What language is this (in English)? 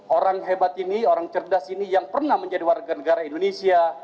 Indonesian